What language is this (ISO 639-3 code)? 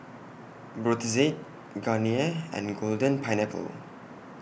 eng